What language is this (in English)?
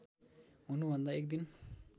Nepali